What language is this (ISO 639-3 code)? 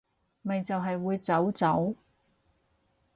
yue